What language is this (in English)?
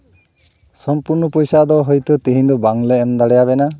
Santali